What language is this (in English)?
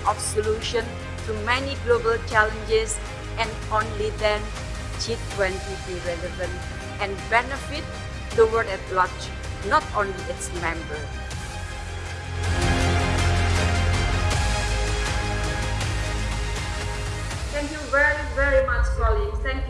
English